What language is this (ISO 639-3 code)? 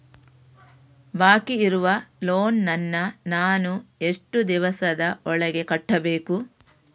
kan